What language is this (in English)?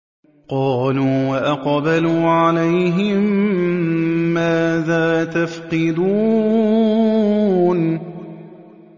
Arabic